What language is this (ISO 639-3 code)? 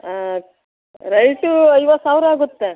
kan